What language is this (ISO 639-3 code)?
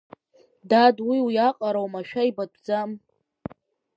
abk